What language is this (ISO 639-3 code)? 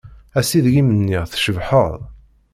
kab